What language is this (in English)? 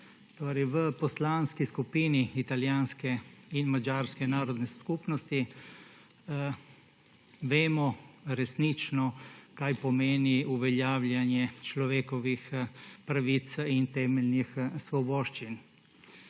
Slovenian